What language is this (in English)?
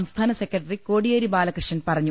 Malayalam